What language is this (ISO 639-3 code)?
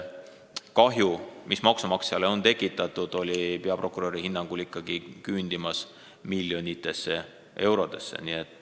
est